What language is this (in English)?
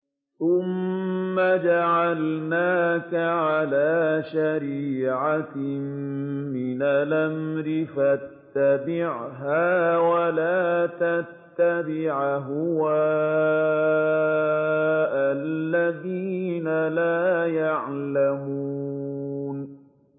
Arabic